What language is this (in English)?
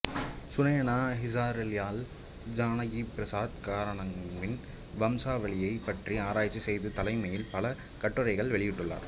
Tamil